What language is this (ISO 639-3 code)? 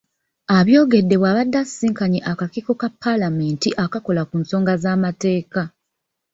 lug